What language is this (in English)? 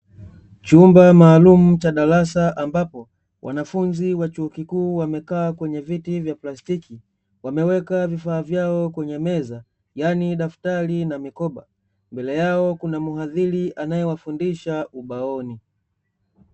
Swahili